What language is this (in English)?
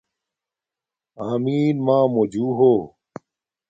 Domaaki